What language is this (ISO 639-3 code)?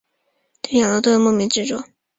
zho